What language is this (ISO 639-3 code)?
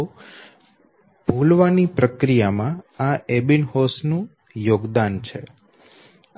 guj